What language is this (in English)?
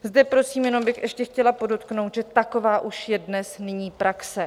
Czech